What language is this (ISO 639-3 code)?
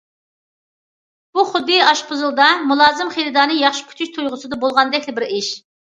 uig